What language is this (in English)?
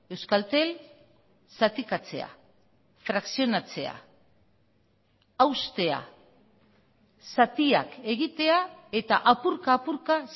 Basque